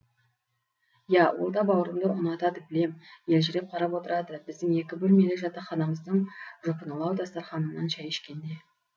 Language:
Kazakh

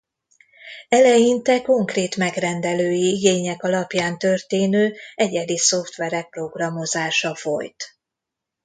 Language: Hungarian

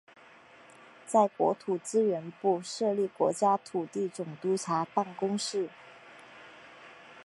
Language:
Chinese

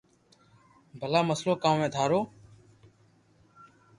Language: Loarki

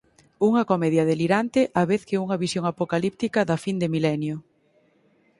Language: Galician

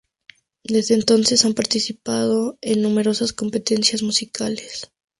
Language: Spanish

